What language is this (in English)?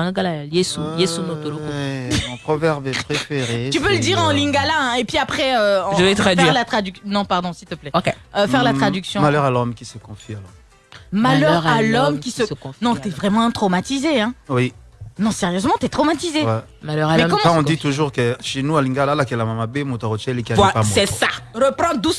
French